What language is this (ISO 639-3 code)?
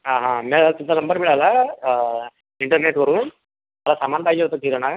mar